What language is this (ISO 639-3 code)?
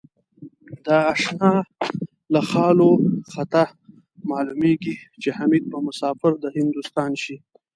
pus